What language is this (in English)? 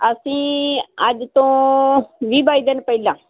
Punjabi